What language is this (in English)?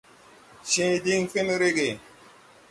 Tupuri